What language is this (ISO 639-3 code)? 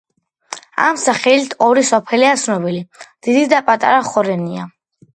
kat